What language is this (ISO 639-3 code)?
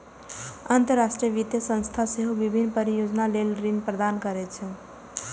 mai